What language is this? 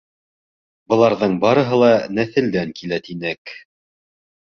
Bashkir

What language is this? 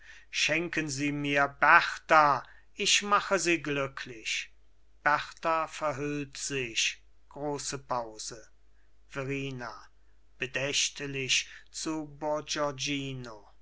German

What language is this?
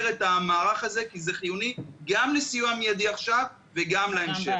Hebrew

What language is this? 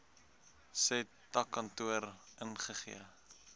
Afrikaans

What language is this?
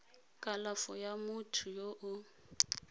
Tswana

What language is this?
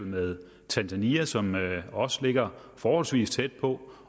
Danish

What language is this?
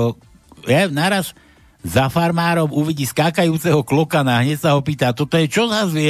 Slovak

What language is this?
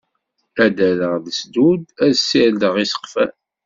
Kabyle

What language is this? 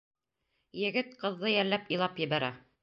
Bashkir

